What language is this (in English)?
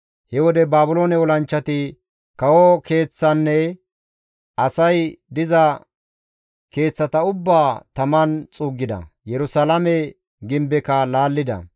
Gamo